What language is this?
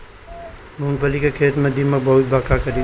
Bhojpuri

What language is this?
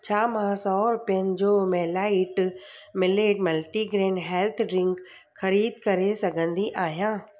Sindhi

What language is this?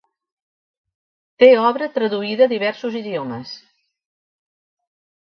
Catalan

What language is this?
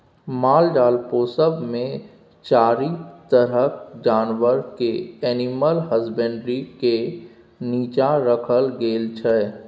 Maithili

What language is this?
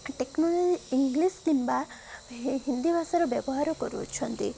Odia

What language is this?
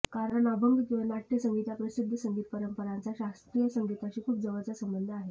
Marathi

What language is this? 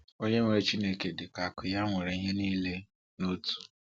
Igbo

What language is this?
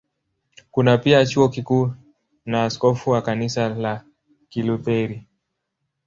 Swahili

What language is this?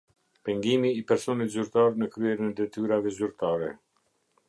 Albanian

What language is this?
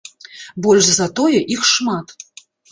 Belarusian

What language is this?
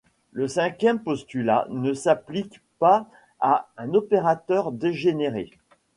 French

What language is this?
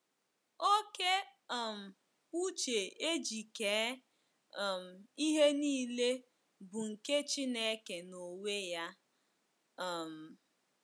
Igbo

